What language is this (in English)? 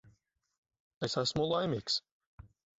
Latvian